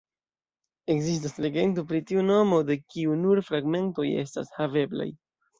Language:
Esperanto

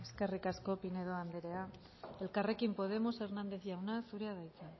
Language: Basque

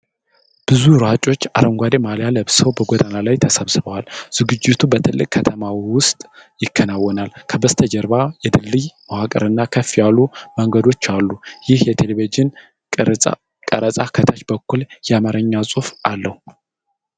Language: Amharic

